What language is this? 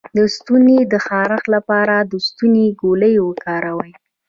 Pashto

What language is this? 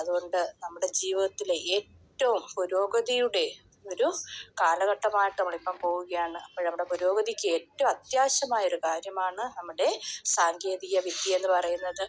Malayalam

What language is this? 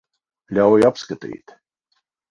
Latvian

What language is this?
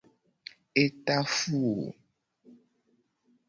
Gen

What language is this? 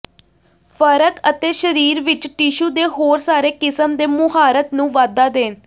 Punjabi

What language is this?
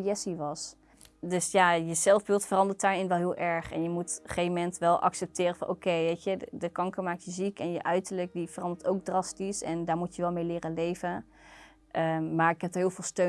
Dutch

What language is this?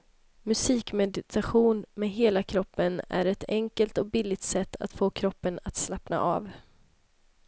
Swedish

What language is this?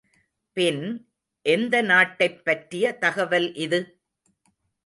Tamil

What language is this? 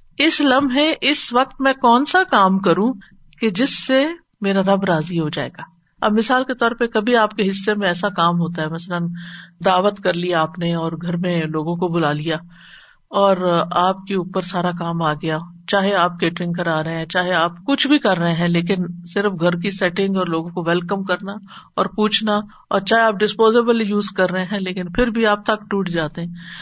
Urdu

